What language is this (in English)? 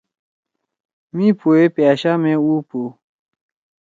Torwali